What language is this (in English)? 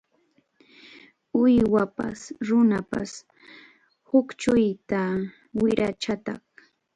Arequipa-La Unión Quechua